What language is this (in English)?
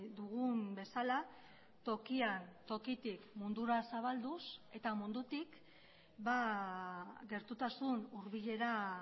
Basque